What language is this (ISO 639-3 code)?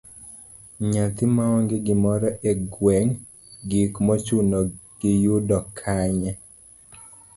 luo